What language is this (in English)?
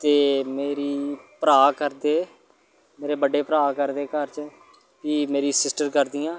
Dogri